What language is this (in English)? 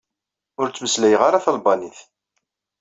Kabyle